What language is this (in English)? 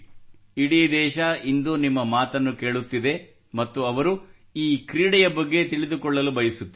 Kannada